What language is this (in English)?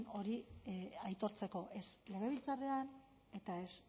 Basque